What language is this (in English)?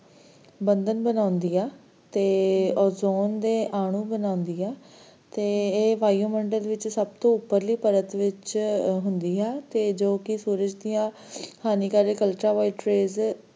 Punjabi